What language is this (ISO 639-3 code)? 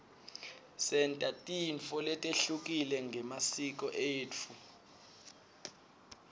ssw